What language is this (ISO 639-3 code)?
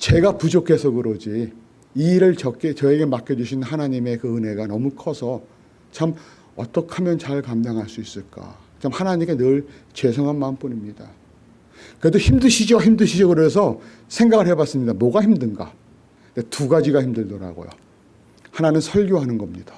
kor